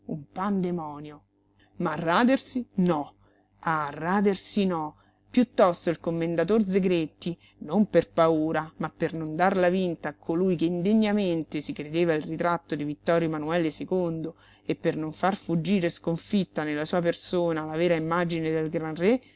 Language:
Italian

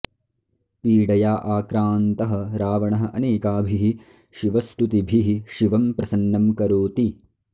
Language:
Sanskrit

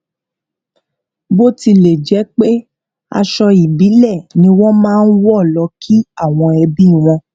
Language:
Yoruba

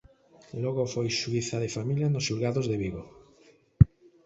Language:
Galician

